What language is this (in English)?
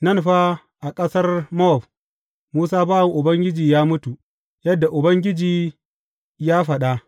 Hausa